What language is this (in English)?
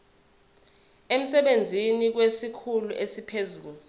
Zulu